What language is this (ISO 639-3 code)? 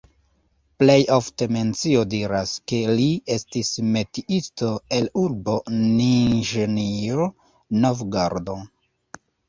epo